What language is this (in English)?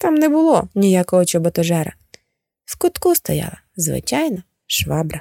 Ukrainian